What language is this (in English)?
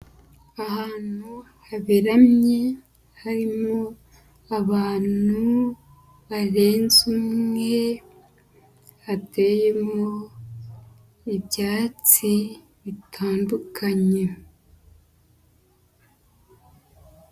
Kinyarwanda